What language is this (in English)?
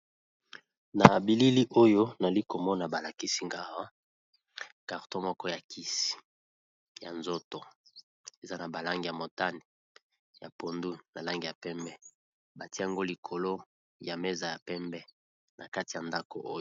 Lingala